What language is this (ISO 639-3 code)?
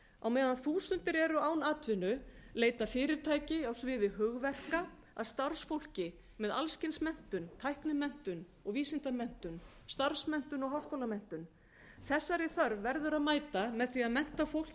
isl